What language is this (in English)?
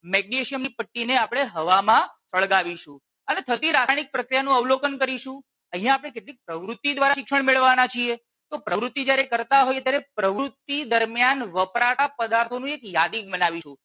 Gujarati